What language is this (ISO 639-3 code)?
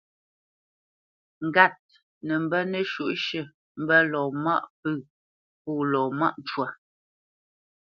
bce